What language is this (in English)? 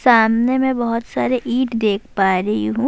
Urdu